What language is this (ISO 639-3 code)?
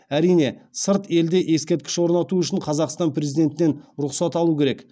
kaz